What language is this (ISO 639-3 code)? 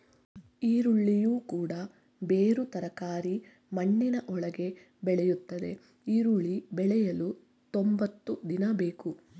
kan